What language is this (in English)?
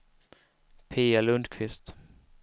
Swedish